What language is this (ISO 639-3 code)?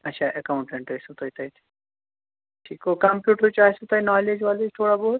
kas